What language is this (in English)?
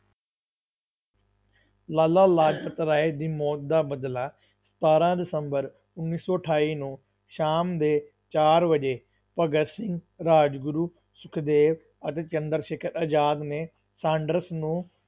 Punjabi